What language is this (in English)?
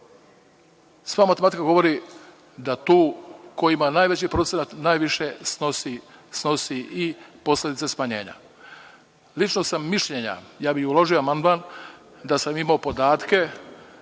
Serbian